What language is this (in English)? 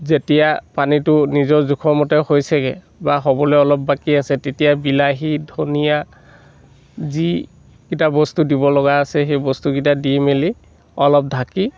Assamese